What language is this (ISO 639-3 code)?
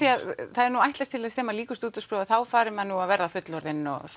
isl